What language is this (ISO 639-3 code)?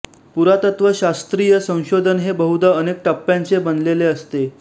mar